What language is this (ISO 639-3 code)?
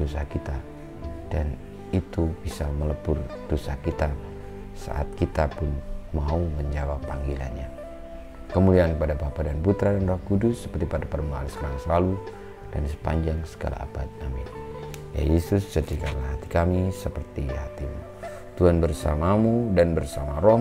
ind